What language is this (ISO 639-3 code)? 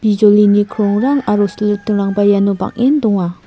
grt